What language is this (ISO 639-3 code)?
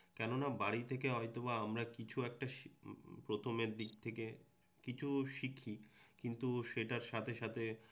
ben